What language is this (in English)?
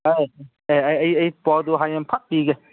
Manipuri